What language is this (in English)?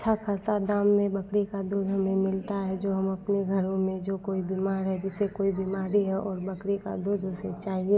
Hindi